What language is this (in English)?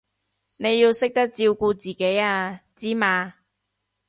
Cantonese